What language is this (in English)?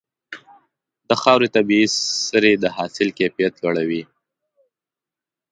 Pashto